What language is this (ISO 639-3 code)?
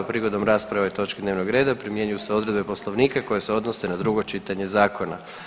hrv